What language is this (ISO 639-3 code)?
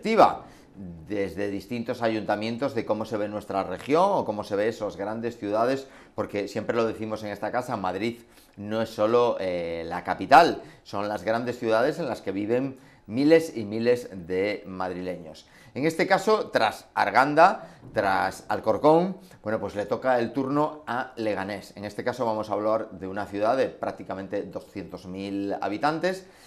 spa